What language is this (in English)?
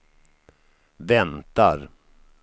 Swedish